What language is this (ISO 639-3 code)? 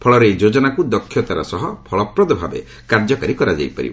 ori